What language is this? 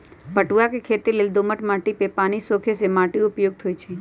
Magahi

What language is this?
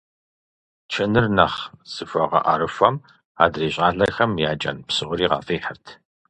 Kabardian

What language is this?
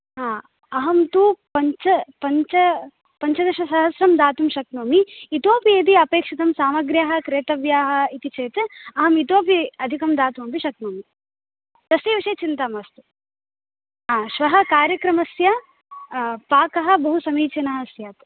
Sanskrit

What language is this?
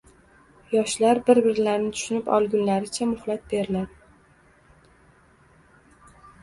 Uzbek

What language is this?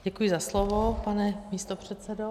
Czech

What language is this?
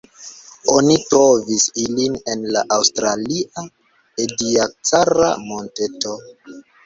Esperanto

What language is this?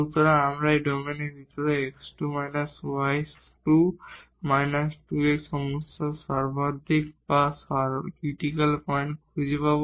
Bangla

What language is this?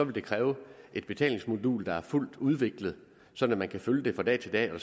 Danish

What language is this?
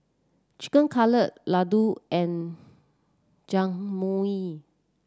English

